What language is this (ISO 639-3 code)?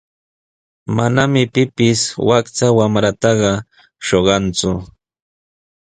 qws